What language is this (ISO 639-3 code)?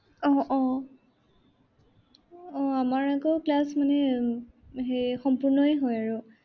asm